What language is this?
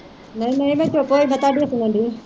Punjabi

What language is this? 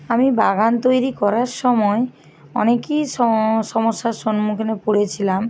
Bangla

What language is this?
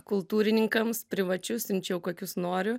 Lithuanian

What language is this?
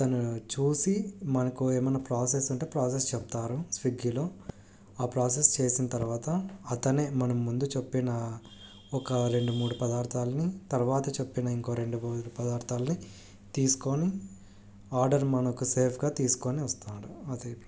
Telugu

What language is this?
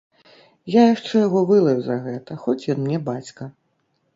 Belarusian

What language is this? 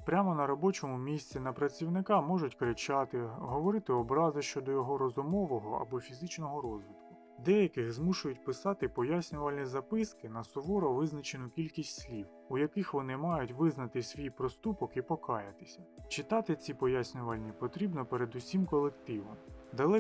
Ukrainian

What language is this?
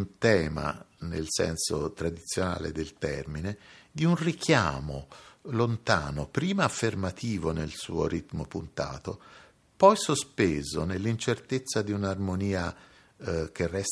Italian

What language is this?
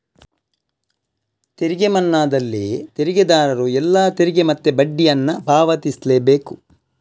Kannada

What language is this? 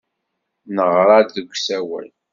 Kabyle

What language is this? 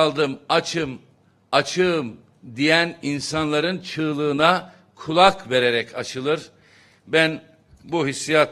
Turkish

